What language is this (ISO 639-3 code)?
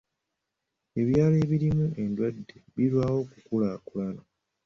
lug